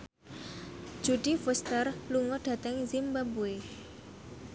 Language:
Javanese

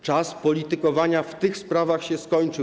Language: Polish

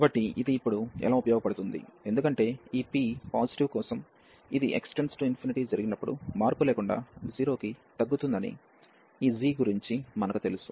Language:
Telugu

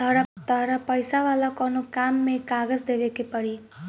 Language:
Bhojpuri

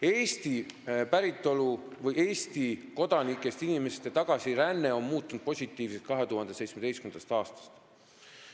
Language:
Estonian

